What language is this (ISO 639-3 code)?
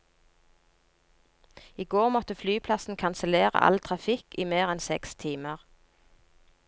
nor